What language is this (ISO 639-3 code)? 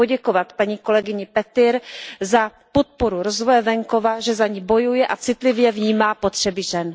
ces